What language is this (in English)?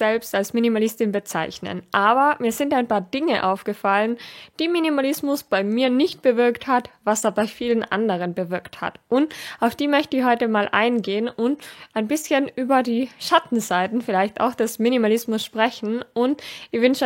German